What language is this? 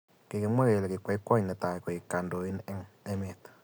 Kalenjin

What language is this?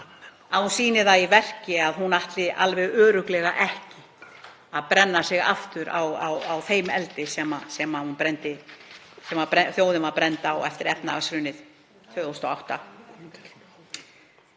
Icelandic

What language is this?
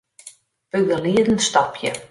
Western Frisian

